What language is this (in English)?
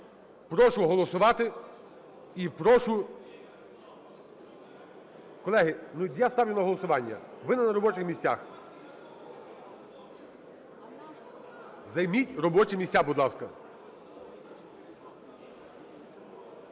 Ukrainian